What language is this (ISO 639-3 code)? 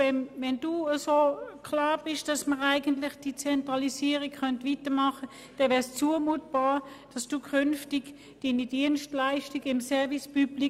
gsw